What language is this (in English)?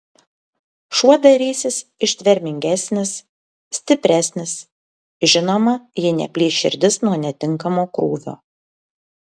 Lithuanian